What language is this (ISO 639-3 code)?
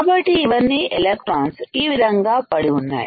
tel